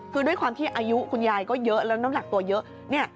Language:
Thai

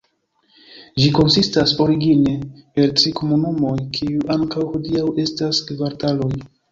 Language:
Esperanto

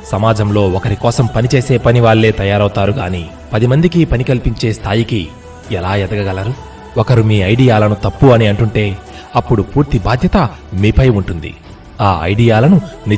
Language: Telugu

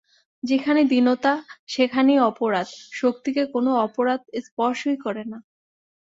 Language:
Bangla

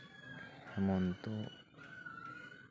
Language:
Santali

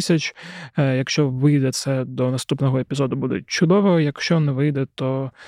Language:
Ukrainian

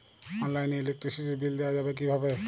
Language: Bangla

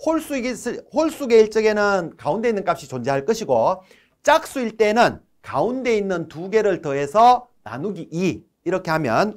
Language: Korean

